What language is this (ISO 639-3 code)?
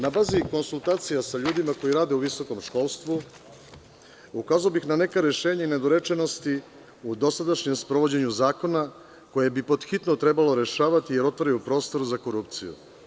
srp